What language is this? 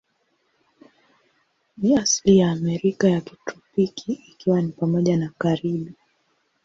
Swahili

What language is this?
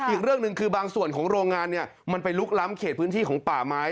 Thai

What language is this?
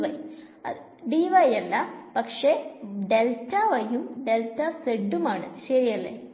Malayalam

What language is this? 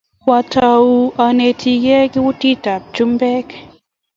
Kalenjin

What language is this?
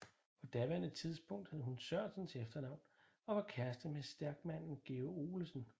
Danish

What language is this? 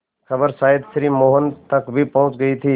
Hindi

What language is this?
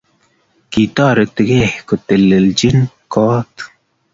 Kalenjin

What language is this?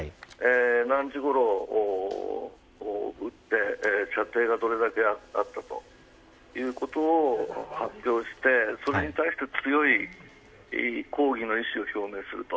Japanese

